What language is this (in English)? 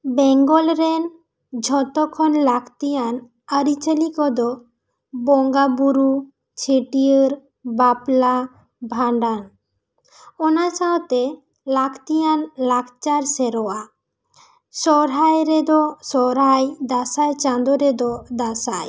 Santali